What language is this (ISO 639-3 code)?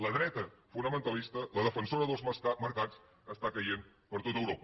cat